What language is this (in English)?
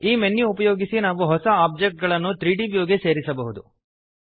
Kannada